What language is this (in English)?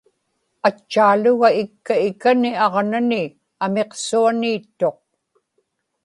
Inupiaq